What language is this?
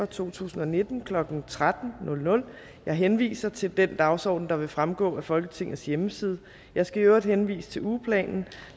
Danish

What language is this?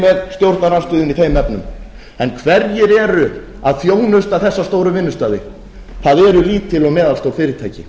Icelandic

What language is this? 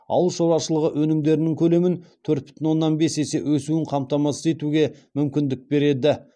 Kazakh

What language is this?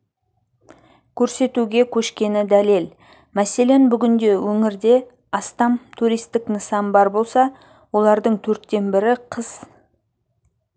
Kazakh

